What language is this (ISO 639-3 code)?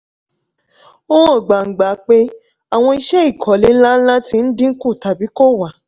yor